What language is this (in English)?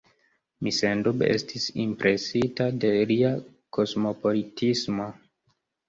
Esperanto